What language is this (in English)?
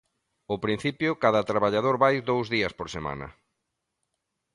Galician